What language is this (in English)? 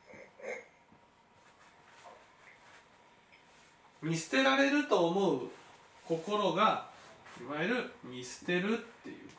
Japanese